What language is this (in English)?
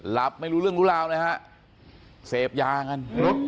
Thai